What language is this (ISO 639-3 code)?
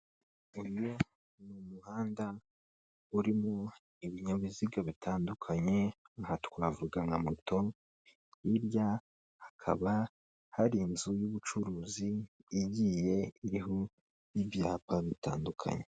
kin